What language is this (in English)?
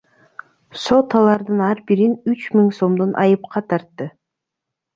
Kyrgyz